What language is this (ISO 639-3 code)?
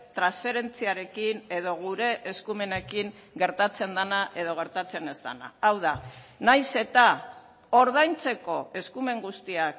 eus